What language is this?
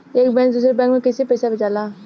Bhojpuri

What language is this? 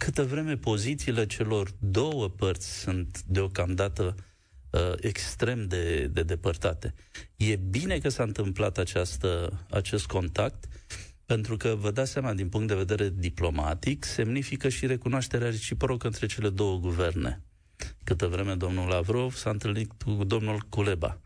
Romanian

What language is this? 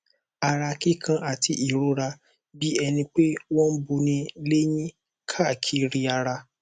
Yoruba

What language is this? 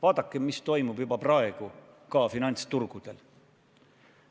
Estonian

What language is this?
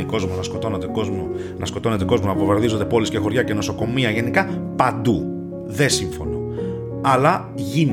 Greek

